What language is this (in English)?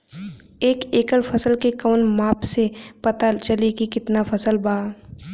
Bhojpuri